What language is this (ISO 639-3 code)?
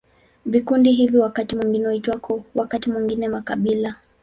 swa